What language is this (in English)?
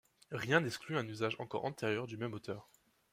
French